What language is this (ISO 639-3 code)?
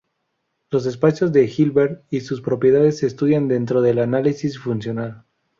spa